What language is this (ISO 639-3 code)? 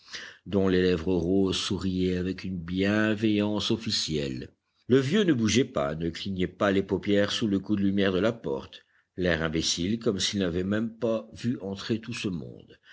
fra